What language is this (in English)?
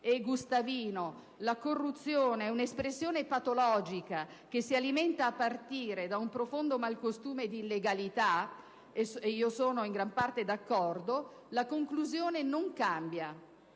Italian